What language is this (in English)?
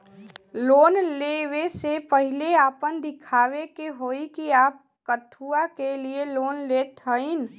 Bhojpuri